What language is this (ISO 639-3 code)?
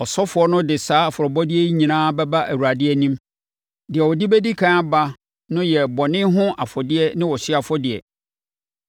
aka